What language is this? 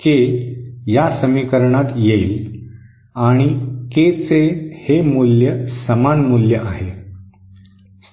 Marathi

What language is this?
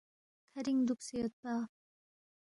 Balti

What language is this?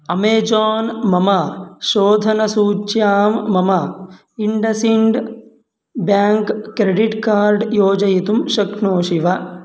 Sanskrit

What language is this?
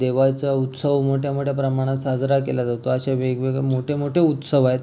Marathi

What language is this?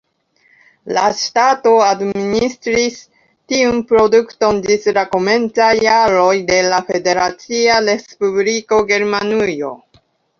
Esperanto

